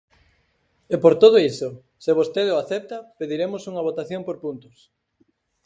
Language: Galician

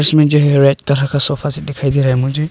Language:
Hindi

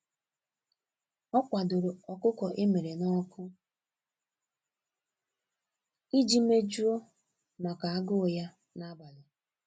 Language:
Igbo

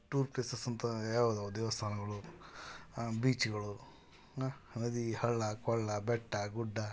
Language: Kannada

